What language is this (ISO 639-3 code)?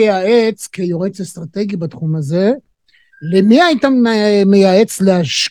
heb